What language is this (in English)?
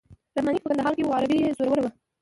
Pashto